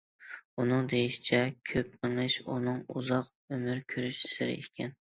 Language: Uyghur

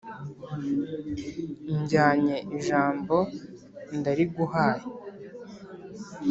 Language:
Kinyarwanda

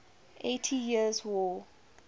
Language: English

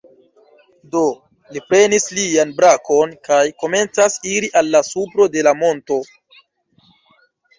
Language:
Esperanto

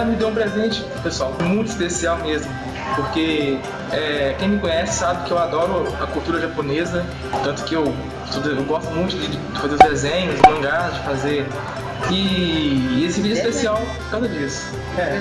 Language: Portuguese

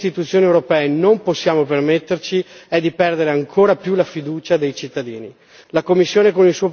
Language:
Italian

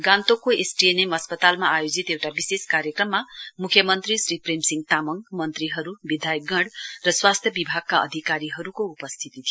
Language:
Nepali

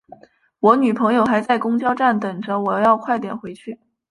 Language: Chinese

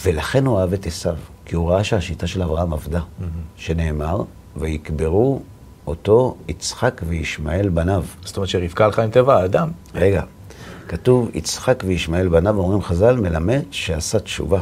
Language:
Hebrew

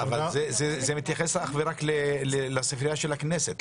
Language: Hebrew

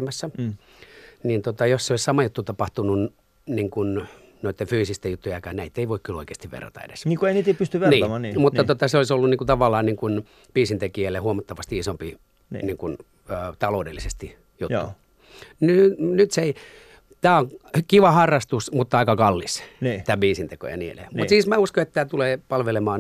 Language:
Finnish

